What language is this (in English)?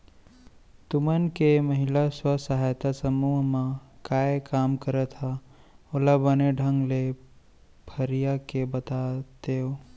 Chhattisgarhi